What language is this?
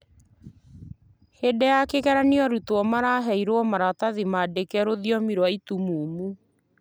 Kikuyu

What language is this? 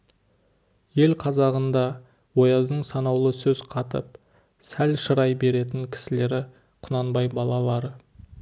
Kazakh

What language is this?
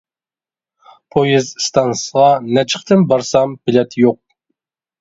Uyghur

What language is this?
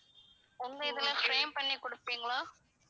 Tamil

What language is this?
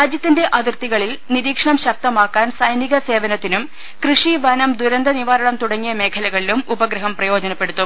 Malayalam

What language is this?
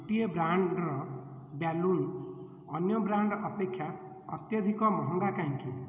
Odia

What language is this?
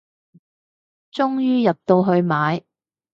Cantonese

